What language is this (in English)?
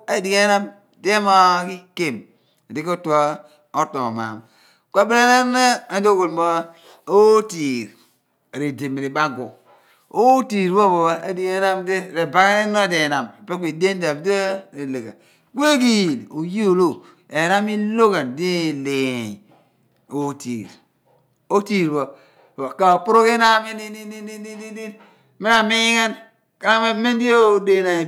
Abua